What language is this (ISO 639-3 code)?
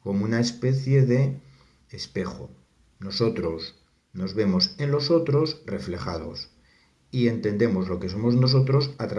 spa